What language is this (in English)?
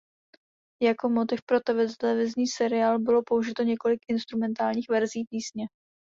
Czech